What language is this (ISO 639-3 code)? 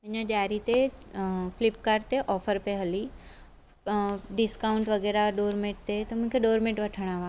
snd